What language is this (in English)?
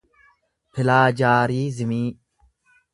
Oromo